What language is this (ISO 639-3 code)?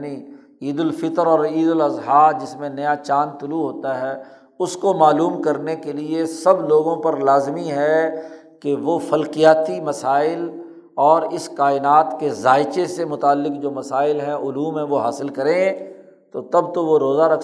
urd